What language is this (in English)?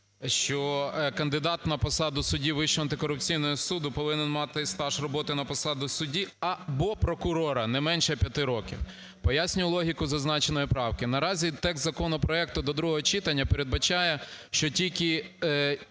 Ukrainian